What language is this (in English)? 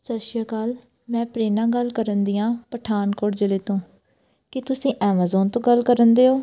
Punjabi